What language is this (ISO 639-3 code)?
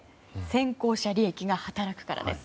jpn